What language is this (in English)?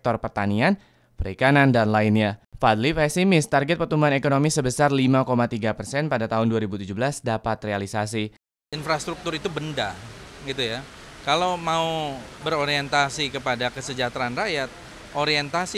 Indonesian